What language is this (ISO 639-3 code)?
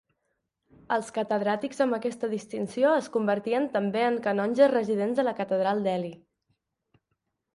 cat